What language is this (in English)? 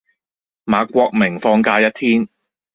Cantonese